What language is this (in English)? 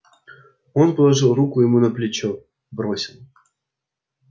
Russian